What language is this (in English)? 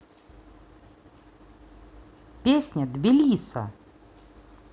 Russian